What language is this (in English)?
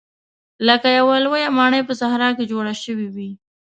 Pashto